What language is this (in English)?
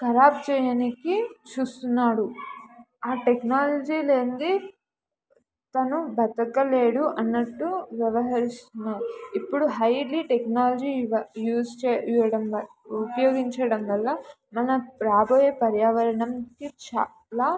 Telugu